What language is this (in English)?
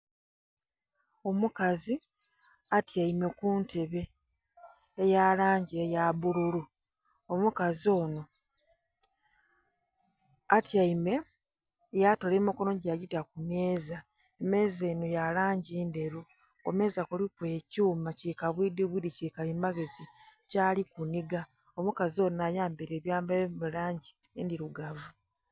Soga